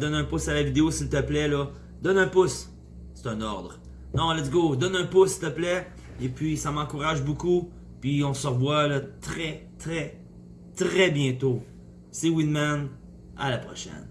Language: French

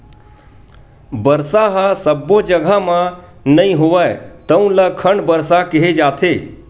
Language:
Chhattisgarhi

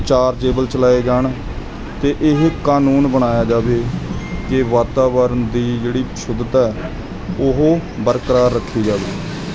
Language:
Punjabi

